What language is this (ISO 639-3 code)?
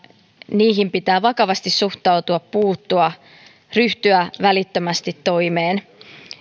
fin